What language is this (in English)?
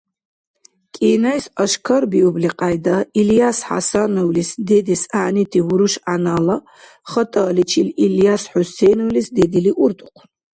Dargwa